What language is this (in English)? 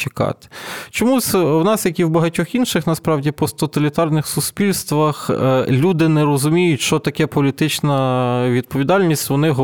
Ukrainian